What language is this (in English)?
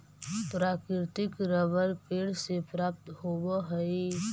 Magahi